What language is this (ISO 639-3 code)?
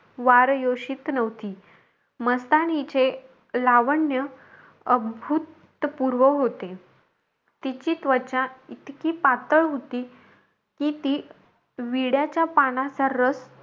mar